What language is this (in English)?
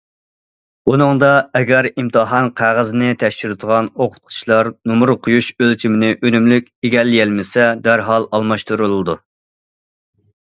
Uyghur